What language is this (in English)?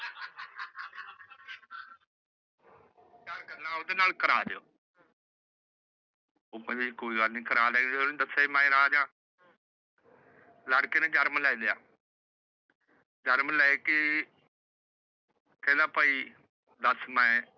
Punjabi